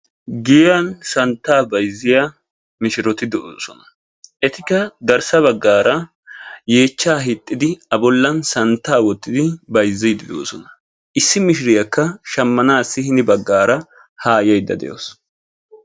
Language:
Wolaytta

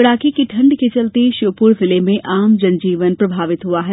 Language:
Hindi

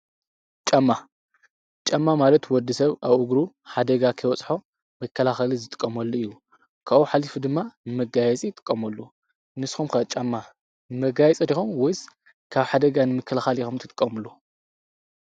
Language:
Tigrinya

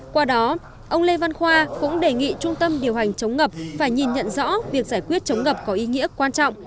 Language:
Vietnamese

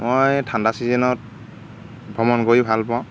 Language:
Assamese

